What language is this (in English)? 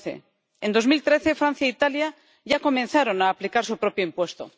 Spanish